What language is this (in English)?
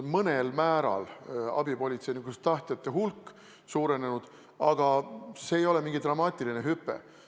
Estonian